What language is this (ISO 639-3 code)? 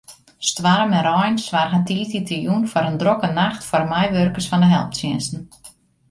fry